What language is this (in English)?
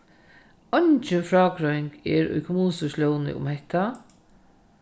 Faroese